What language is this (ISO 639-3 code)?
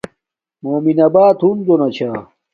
dmk